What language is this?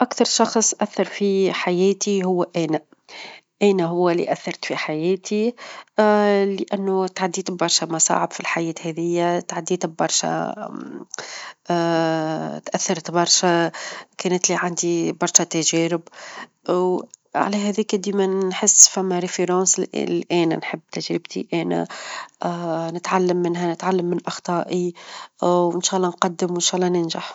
Tunisian Arabic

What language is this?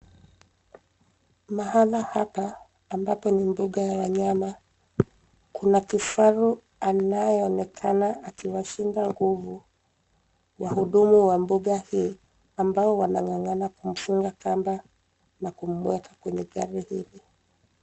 Swahili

